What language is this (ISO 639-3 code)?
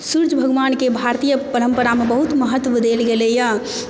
mai